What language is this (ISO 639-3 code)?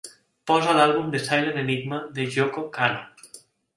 cat